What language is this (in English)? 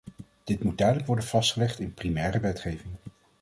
Dutch